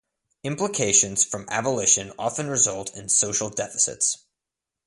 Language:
English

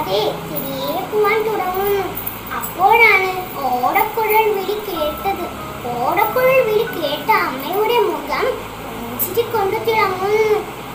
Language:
Malayalam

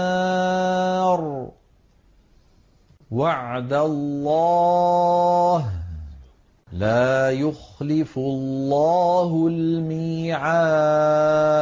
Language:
Arabic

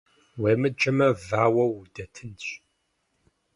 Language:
Kabardian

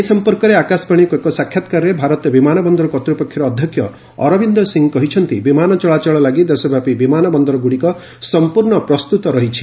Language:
Odia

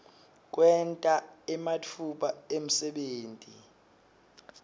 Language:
Swati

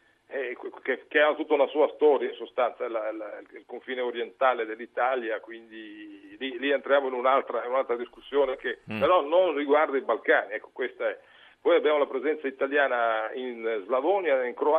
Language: Italian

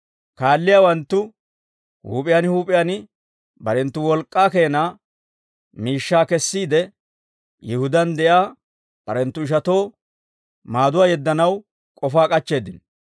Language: Dawro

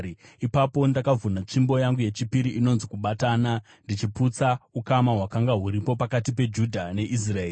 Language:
Shona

